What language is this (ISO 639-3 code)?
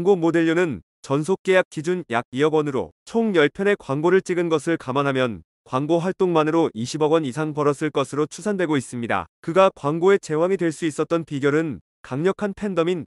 kor